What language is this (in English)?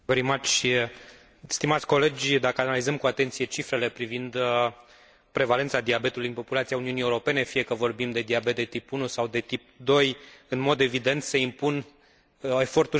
Romanian